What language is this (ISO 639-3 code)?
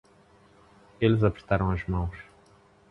por